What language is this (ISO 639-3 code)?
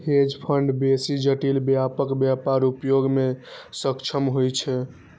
mai